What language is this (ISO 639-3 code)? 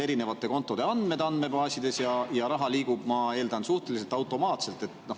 est